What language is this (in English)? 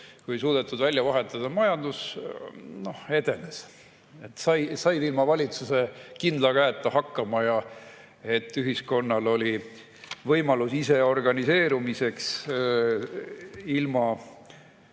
Estonian